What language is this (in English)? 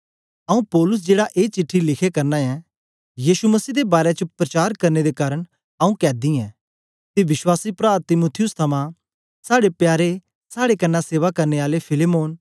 Dogri